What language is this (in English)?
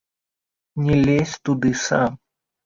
Belarusian